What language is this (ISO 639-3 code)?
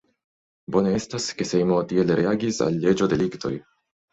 epo